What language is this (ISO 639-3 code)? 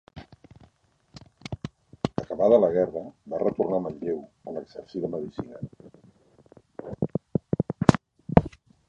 cat